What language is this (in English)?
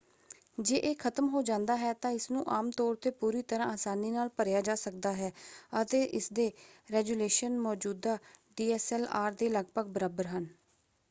Punjabi